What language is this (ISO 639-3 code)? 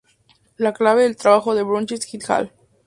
spa